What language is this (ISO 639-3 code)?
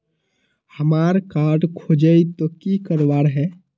mag